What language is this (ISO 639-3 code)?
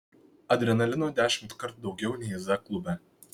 lit